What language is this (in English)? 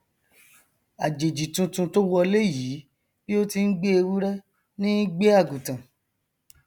Yoruba